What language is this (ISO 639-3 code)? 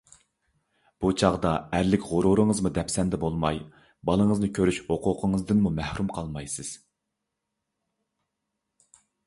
uig